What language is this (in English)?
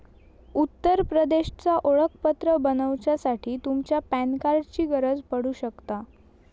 Marathi